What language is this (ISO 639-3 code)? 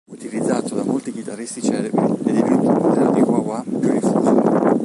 ita